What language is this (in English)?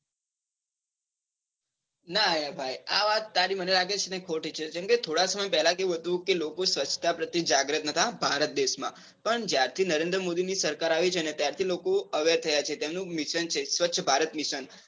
Gujarati